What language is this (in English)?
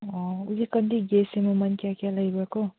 Manipuri